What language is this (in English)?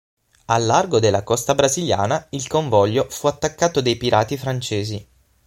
Italian